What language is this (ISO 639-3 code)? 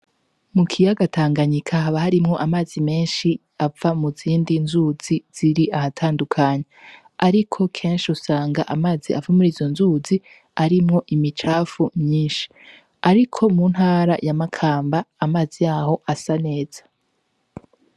run